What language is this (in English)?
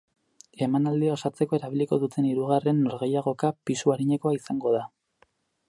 Basque